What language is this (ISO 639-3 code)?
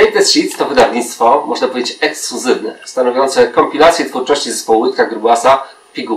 pol